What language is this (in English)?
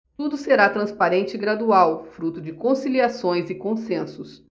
Portuguese